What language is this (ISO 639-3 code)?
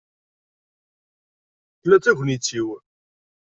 kab